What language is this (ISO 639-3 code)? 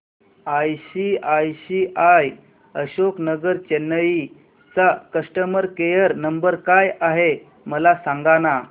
mar